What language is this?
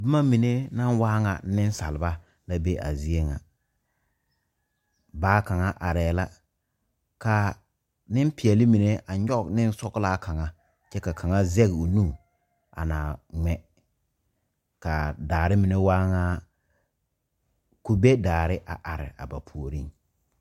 Southern Dagaare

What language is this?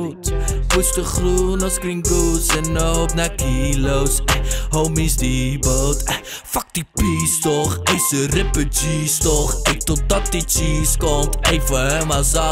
Dutch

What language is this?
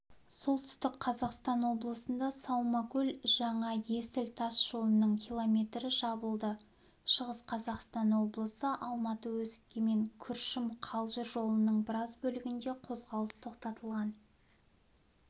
Kazakh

